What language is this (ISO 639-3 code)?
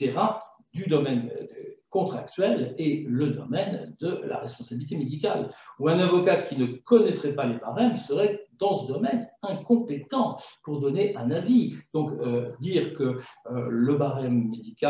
fra